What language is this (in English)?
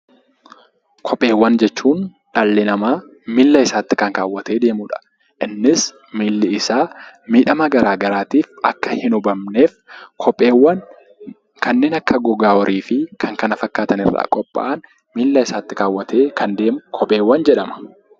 Oromo